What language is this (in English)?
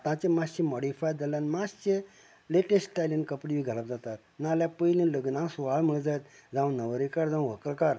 Konkani